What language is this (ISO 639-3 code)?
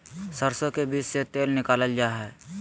mag